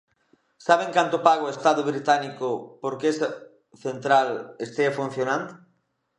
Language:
Galician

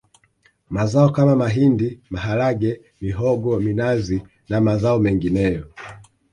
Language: Swahili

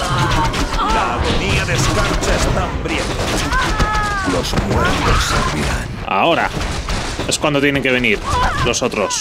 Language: Spanish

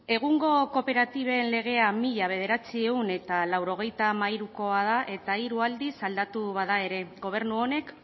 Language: Basque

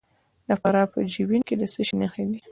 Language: Pashto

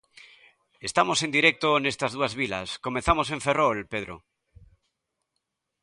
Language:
Galician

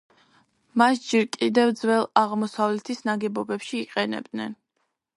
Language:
Georgian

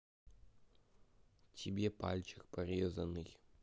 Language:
Russian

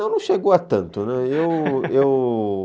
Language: Portuguese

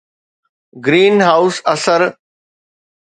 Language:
Sindhi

